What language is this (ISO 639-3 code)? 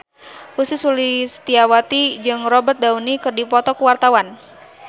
sun